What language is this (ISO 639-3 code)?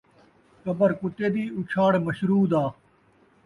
skr